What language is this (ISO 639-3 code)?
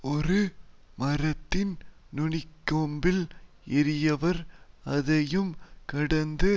tam